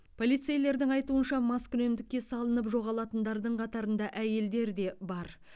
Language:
Kazakh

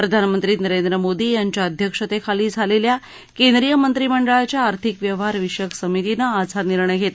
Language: Marathi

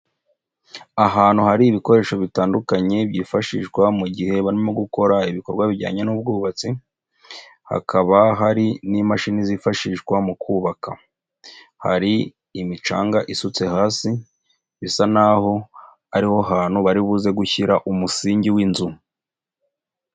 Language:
Kinyarwanda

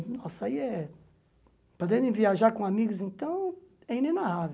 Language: Portuguese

